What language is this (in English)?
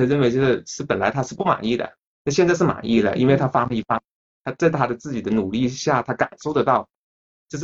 Chinese